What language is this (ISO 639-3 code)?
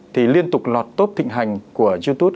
vie